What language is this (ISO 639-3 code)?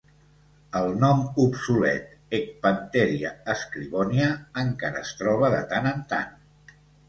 cat